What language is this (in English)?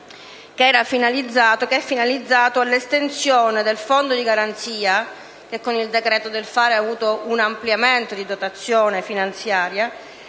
Italian